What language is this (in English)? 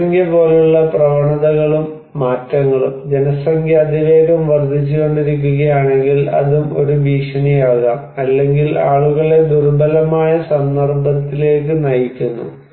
Malayalam